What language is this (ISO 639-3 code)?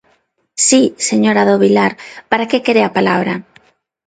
glg